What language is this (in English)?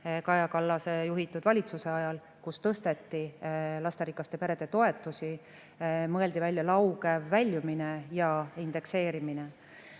Estonian